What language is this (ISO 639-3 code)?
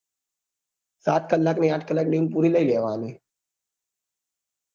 guj